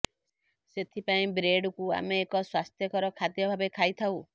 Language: Odia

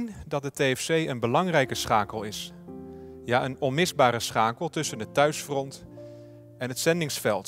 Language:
Dutch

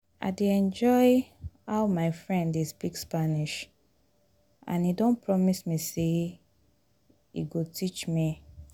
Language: Nigerian Pidgin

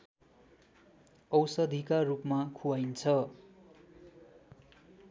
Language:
Nepali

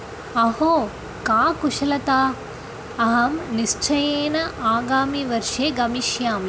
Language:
Sanskrit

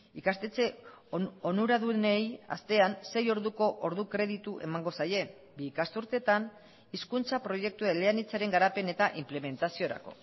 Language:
Basque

